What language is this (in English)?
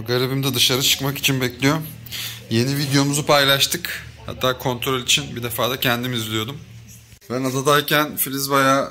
Turkish